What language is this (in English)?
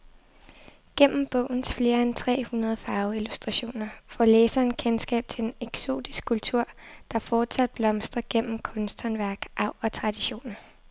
Danish